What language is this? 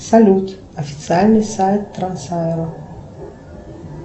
Russian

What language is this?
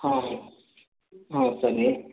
Kannada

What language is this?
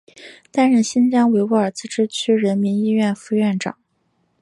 Chinese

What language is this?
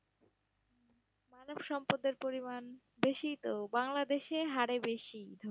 Bangla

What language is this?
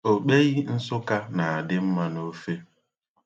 Igbo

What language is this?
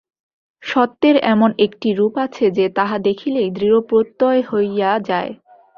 Bangla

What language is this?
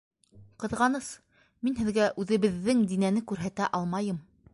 Bashkir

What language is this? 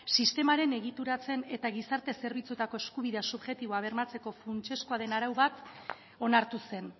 Basque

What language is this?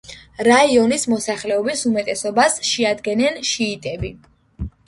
Georgian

